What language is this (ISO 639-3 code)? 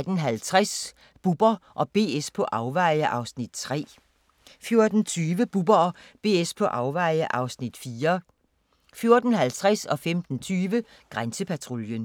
dan